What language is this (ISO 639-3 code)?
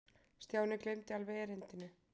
isl